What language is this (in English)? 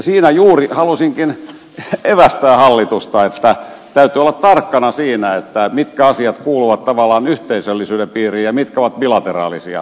Finnish